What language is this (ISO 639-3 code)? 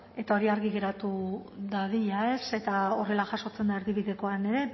eus